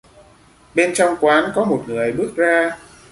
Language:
Vietnamese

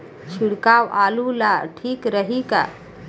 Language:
Bhojpuri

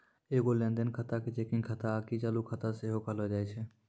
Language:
Maithili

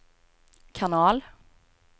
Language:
Swedish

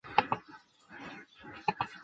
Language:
Chinese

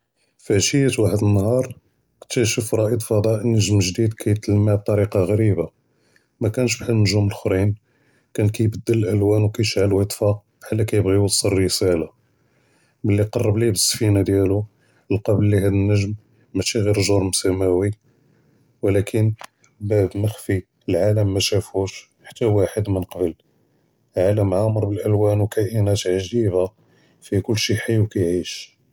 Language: Judeo-Arabic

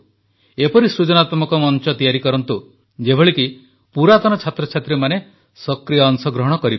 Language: Odia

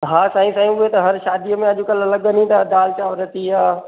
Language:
Sindhi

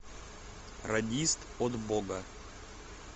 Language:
Russian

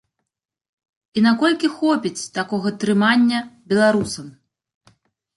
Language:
Belarusian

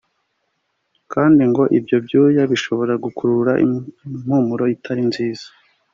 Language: Kinyarwanda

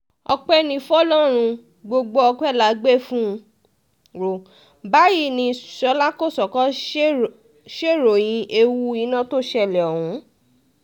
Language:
Yoruba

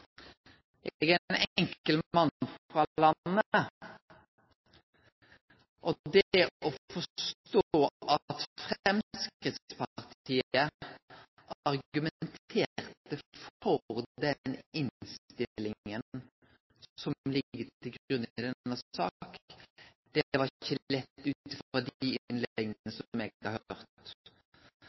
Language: Norwegian Nynorsk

